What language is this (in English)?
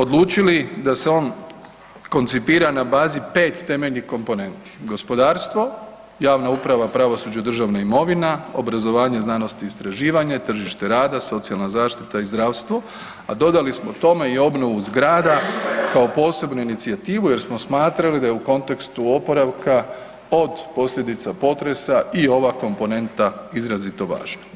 Croatian